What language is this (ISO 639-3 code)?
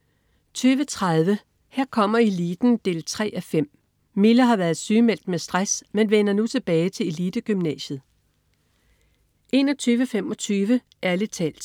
dan